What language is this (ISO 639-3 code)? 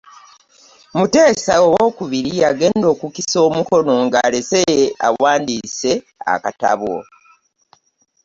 lug